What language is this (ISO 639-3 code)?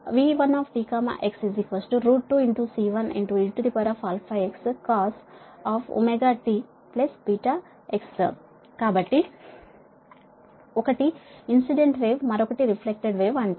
tel